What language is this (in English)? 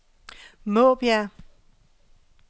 Danish